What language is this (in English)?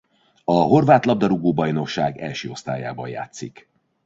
Hungarian